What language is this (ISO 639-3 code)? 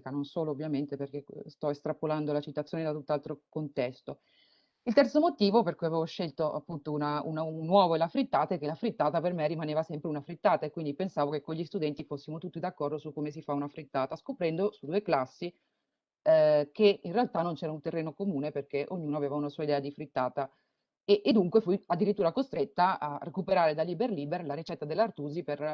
ita